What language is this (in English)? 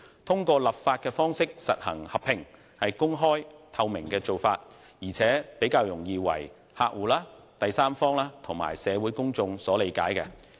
Cantonese